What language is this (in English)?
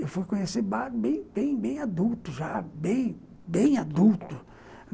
Portuguese